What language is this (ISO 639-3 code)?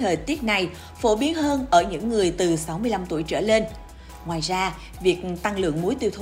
vie